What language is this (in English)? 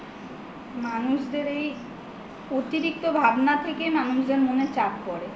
Bangla